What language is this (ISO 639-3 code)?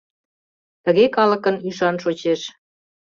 chm